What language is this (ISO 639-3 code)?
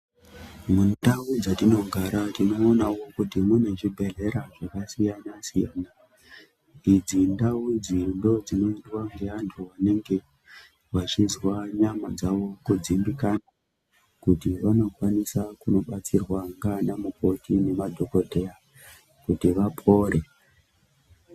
ndc